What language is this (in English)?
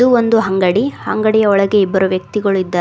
Kannada